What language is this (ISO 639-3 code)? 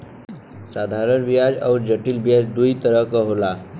bho